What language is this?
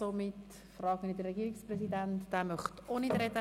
Swiss German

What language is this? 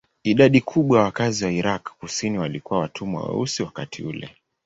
Swahili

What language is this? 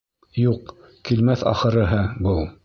Bashkir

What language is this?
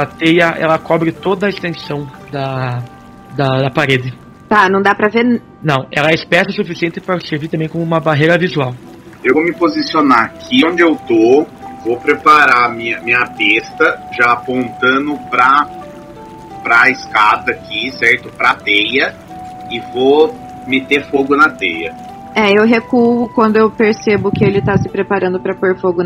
Portuguese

